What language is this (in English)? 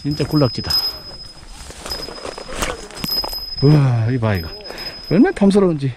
Korean